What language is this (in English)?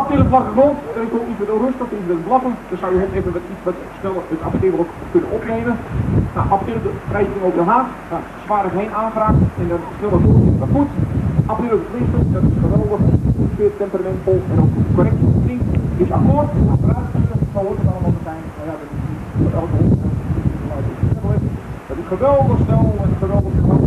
Dutch